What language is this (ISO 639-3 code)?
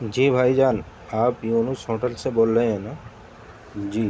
urd